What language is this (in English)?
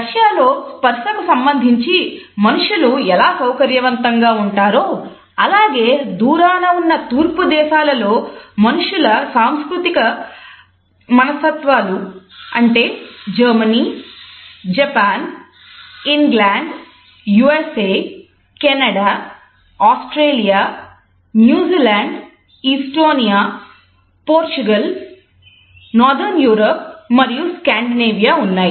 Telugu